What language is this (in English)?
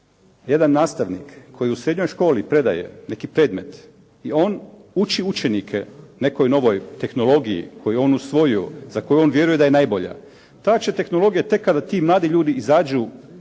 Croatian